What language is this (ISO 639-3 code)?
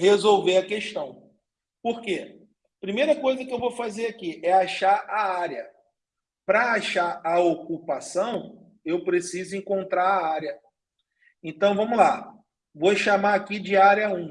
por